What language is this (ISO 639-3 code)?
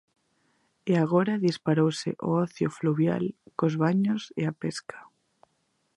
glg